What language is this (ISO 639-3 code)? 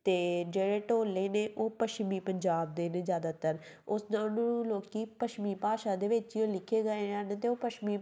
pan